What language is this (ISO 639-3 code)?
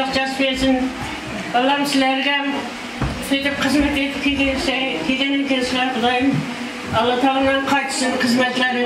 tur